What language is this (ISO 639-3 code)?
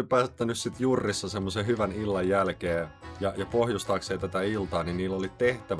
fin